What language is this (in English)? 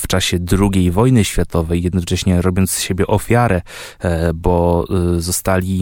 Polish